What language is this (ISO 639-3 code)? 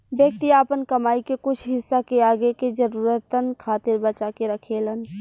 bho